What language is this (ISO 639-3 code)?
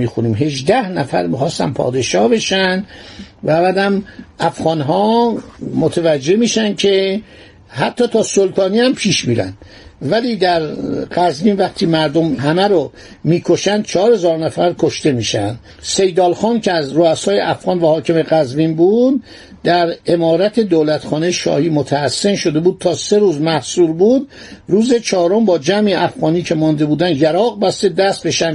fas